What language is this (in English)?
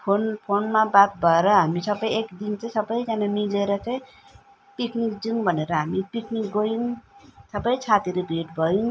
Nepali